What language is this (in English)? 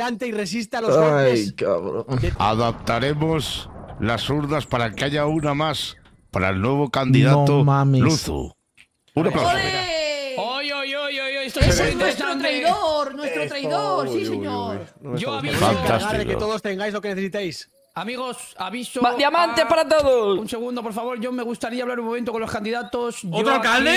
Spanish